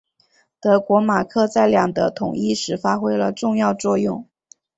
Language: Chinese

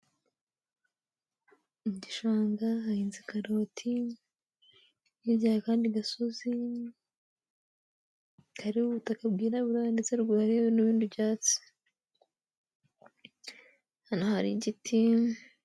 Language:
Kinyarwanda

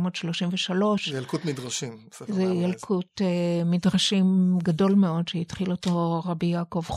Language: Hebrew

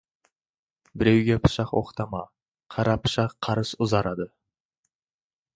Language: Kazakh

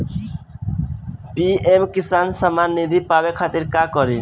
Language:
Bhojpuri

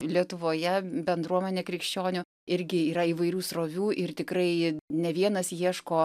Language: Lithuanian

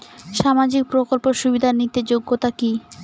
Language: Bangla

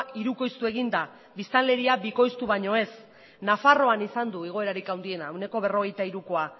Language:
Basque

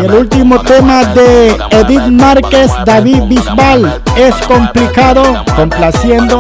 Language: Spanish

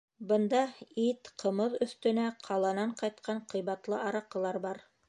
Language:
Bashkir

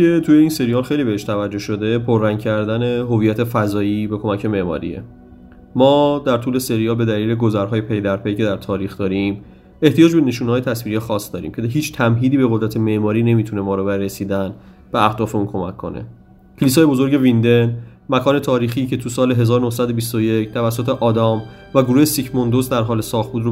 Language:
Persian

